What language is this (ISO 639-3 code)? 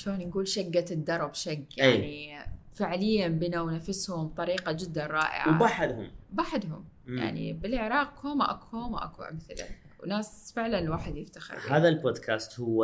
ara